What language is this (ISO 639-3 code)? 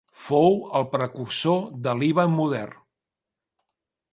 cat